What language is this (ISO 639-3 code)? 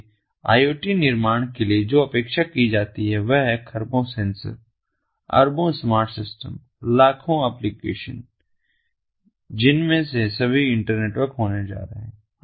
hin